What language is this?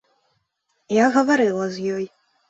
Belarusian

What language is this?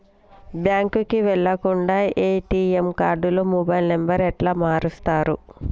Telugu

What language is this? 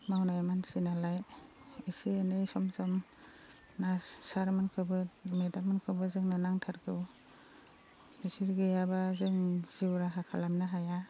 Bodo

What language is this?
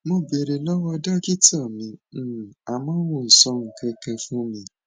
Yoruba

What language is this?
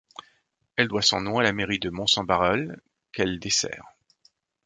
French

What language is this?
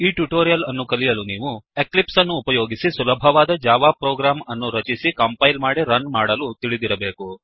Kannada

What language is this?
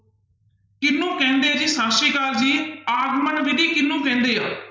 Punjabi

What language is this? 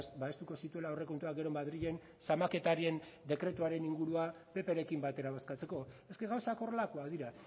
Basque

